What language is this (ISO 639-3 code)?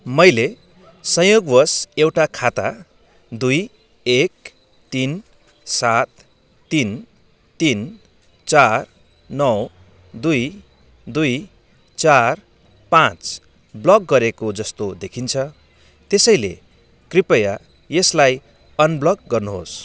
nep